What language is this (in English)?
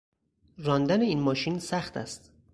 Persian